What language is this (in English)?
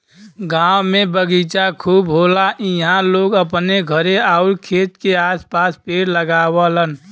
Bhojpuri